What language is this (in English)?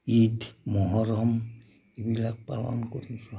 Assamese